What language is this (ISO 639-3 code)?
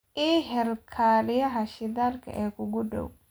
som